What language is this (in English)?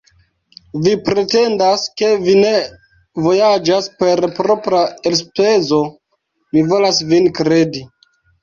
Esperanto